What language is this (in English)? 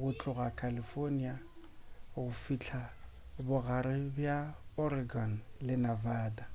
Northern Sotho